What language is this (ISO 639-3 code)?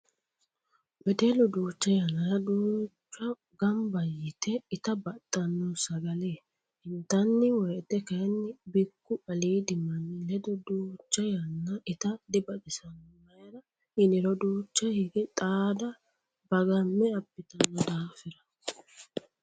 sid